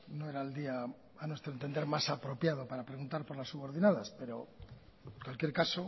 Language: Spanish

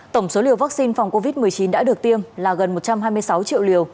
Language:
Vietnamese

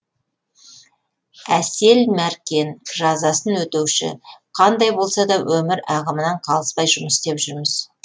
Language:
Kazakh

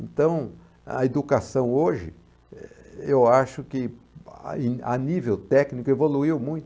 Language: Portuguese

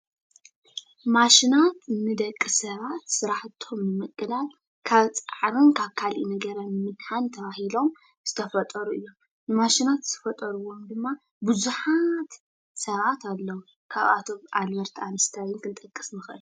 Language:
Tigrinya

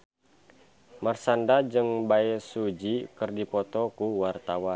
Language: Sundanese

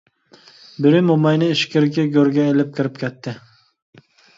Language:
Uyghur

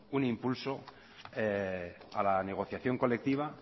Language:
Spanish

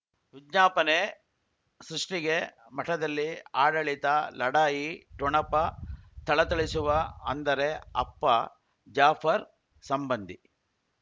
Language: Kannada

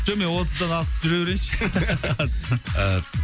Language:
Kazakh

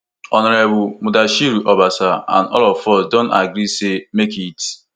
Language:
Nigerian Pidgin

